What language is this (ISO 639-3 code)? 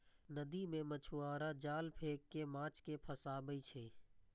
mai